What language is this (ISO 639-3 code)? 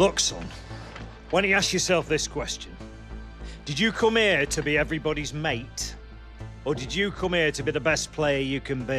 nld